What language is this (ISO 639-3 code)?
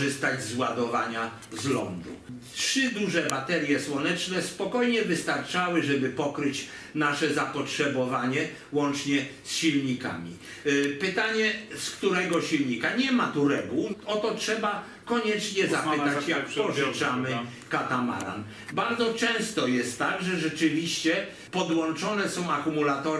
pol